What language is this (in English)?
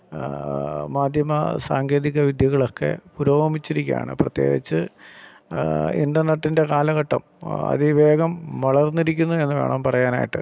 Malayalam